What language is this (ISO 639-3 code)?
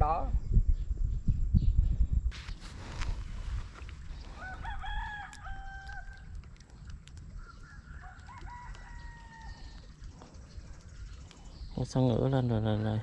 vie